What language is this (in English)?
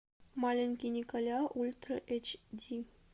Russian